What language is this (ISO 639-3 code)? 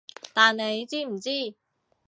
yue